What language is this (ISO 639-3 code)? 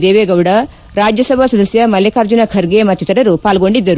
kan